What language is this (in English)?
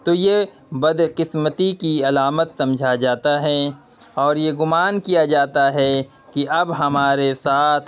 Urdu